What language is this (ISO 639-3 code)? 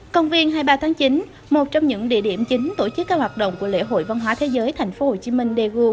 vie